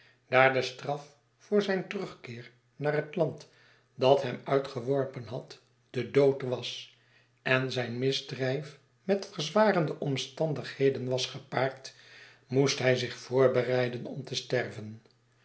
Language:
Dutch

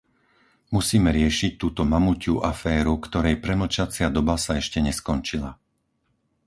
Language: Slovak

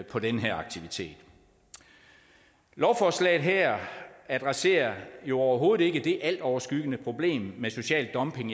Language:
Danish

